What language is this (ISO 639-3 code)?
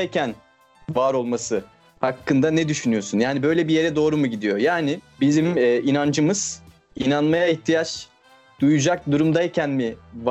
tur